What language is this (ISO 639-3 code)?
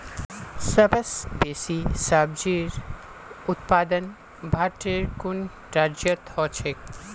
mag